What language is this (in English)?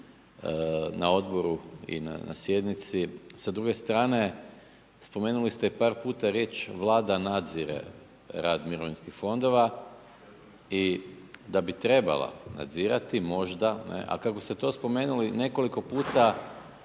Croatian